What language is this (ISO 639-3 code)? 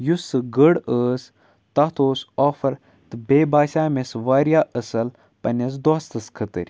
kas